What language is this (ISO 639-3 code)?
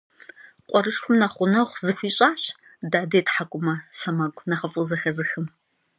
kbd